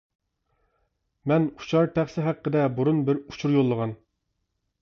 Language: Uyghur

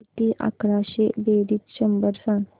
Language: Marathi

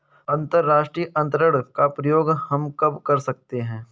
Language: Hindi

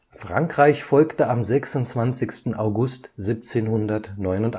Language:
German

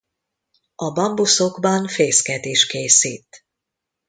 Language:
Hungarian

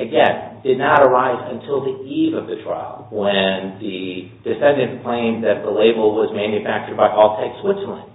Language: English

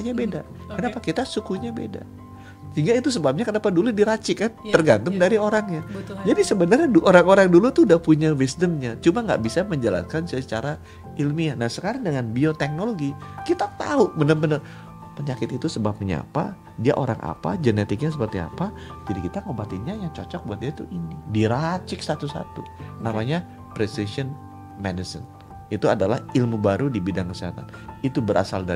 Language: Indonesian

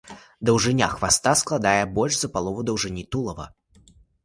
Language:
Belarusian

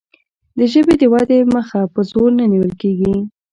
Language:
Pashto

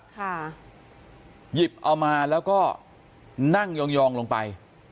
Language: Thai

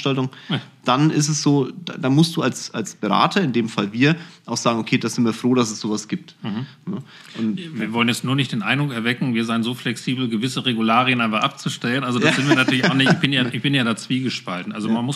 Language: German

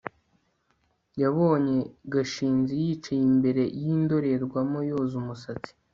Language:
Kinyarwanda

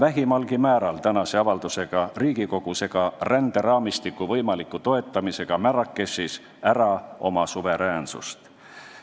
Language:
Estonian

